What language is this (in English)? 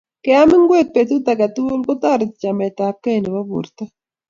Kalenjin